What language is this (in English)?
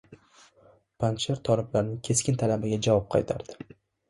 Uzbek